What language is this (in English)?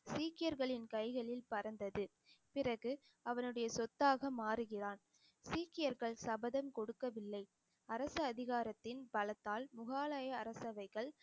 Tamil